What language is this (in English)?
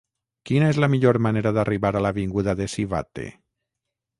Catalan